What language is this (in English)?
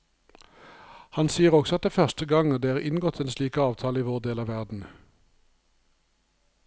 Norwegian